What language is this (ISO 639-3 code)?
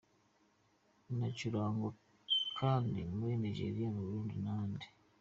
kin